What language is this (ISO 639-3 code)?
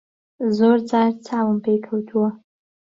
ckb